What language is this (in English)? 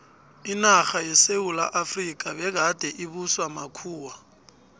South Ndebele